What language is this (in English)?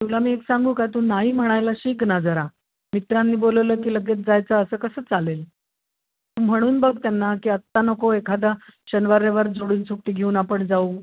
Marathi